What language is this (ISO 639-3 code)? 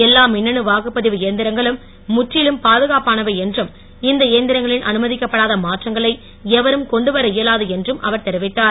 tam